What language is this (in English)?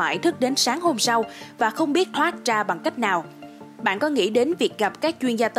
Vietnamese